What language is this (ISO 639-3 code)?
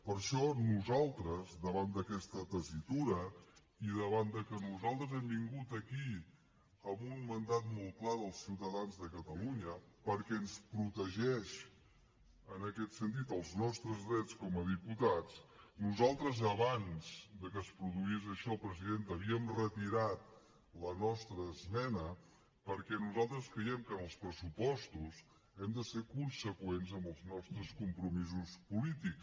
cat